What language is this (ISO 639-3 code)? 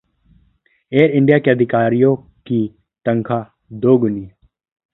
hin